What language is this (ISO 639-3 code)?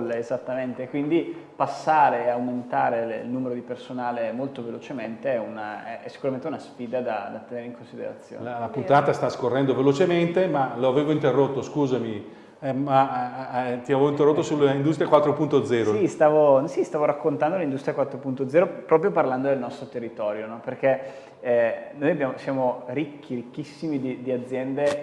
ita